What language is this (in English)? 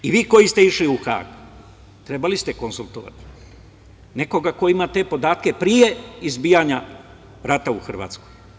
Serbian